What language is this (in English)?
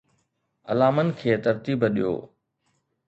Sindhi